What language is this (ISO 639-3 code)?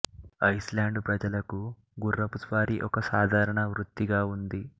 tel